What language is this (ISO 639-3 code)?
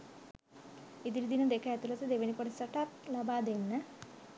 sin